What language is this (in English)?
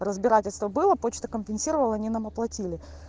Russian